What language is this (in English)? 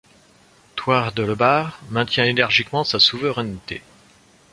French